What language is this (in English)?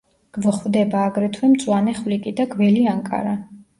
Georgian